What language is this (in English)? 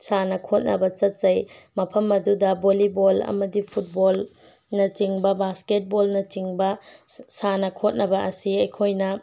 Manipuri